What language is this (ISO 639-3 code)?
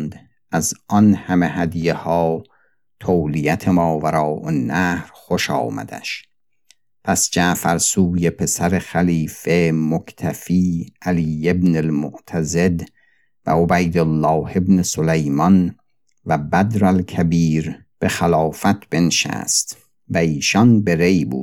fas